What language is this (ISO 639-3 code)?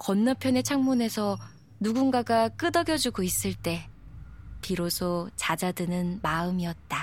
kor